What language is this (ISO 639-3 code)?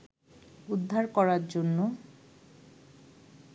ben